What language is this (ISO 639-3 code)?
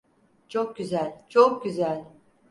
tur